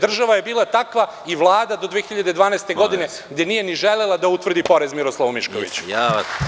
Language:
Serbian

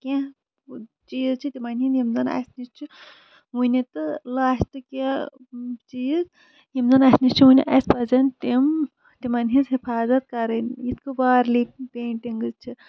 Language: Kashmiri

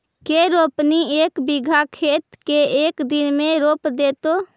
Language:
Magahi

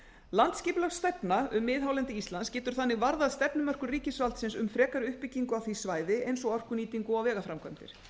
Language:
Icelandic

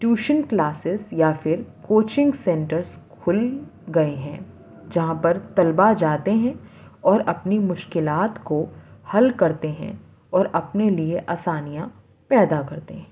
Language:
Urdu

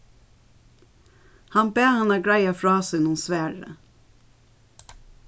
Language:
Faroese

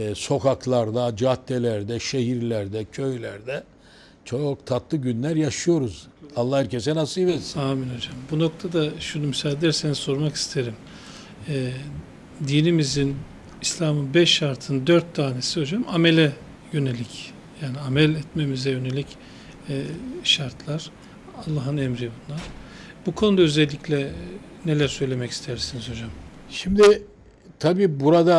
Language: Turkish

